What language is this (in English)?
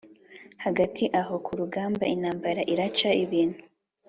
Kinyarwanda